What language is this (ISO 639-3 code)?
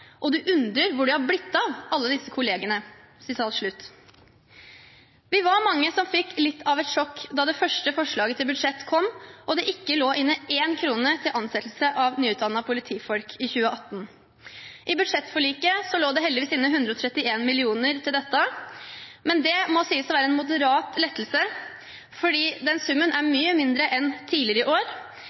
nob